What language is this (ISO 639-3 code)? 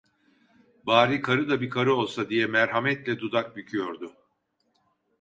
tur